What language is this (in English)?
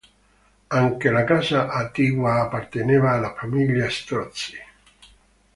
Italian